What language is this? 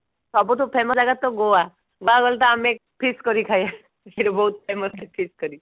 Odia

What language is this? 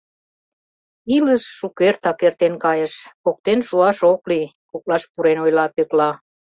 Mari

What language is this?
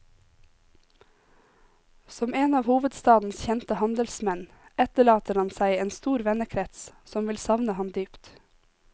Norwegian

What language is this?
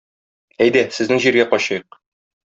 Tatar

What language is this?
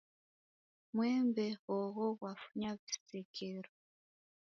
Taita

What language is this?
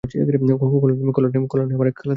Bangla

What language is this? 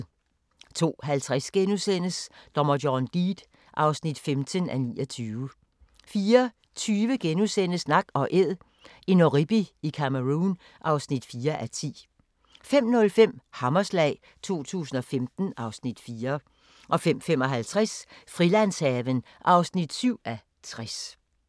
Danish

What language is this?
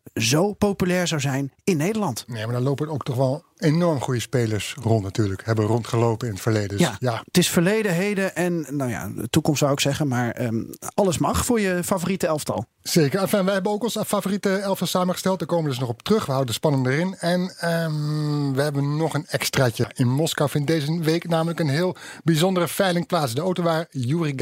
Dutch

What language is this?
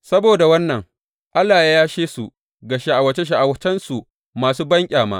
Hausa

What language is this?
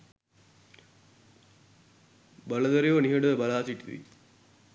Sinhala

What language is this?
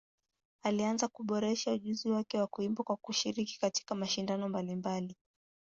Swahili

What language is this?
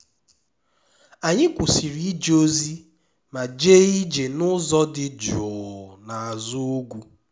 Igbo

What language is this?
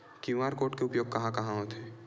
Chhattisgarhi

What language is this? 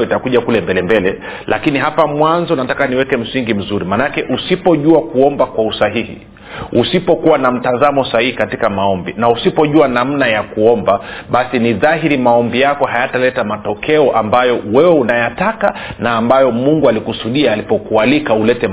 Swahili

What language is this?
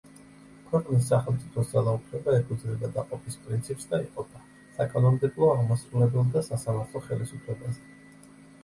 Georgian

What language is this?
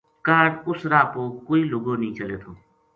Gujari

